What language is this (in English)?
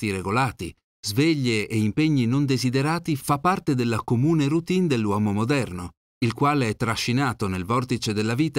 Italian